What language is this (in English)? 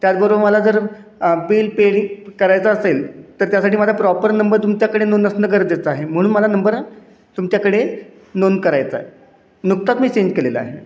Marathi